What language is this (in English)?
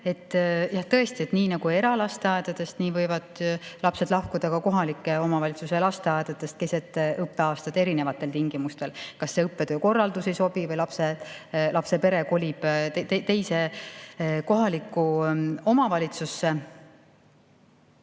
Estonian